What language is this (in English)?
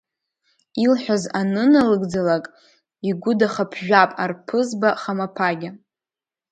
Abkhazian